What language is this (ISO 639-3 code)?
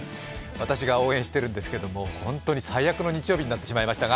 jpn